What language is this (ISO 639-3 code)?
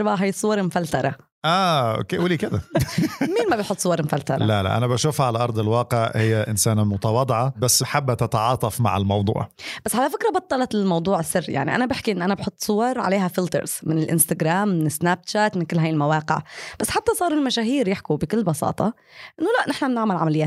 ara